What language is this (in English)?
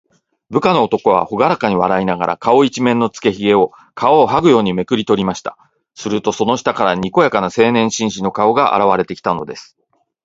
Japanese